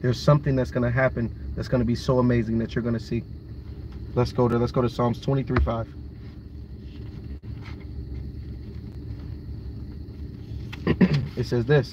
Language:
English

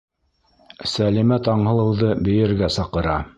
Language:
Bashkir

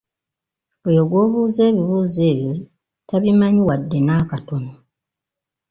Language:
Ganda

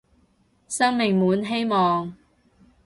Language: Cantonese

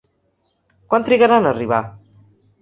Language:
Catalan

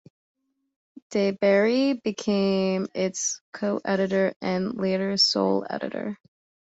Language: English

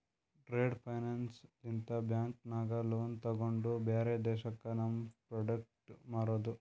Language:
Kannada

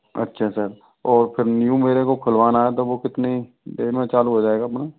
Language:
Hindi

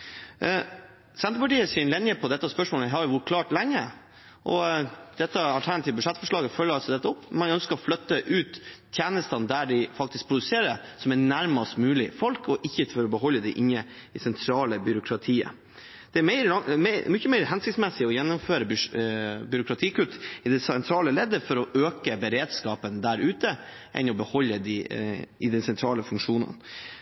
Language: Norwegian Bokmål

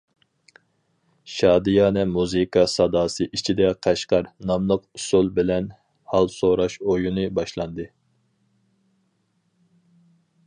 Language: Uyghur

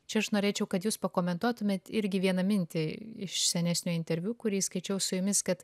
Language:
Lithuanian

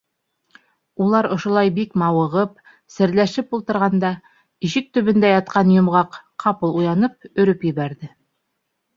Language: Bashkir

